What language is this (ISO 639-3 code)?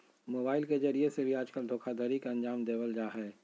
mag